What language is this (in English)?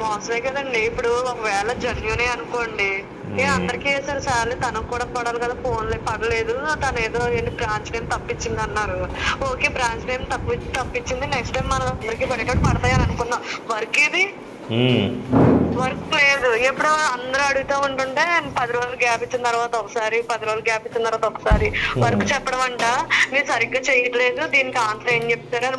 Telugu